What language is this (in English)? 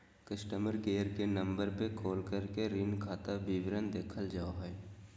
Magahi